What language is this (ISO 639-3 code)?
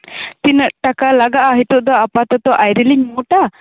sat